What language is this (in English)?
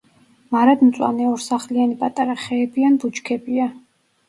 Georgian